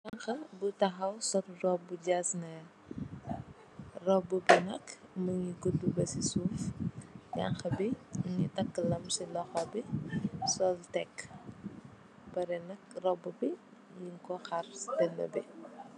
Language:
Wolof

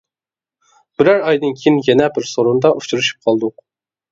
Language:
Uyghur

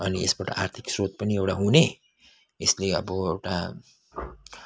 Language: Nepali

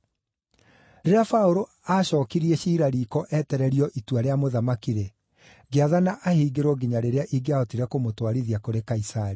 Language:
Kikuyu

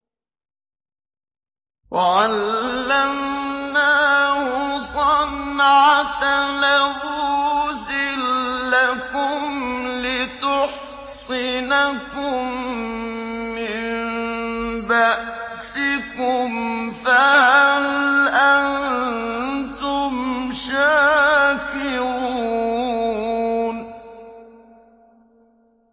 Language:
Arabic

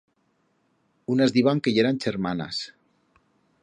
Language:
Aragonese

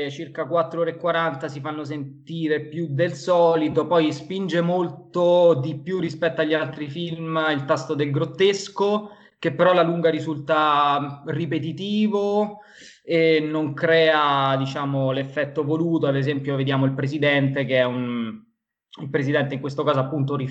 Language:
Italian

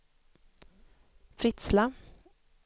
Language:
Swedish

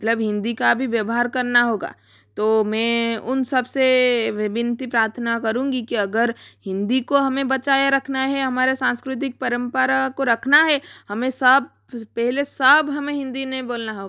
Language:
Hindi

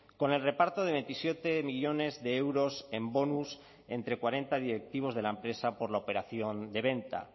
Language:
Spanish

